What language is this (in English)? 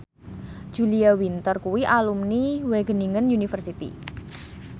Javanese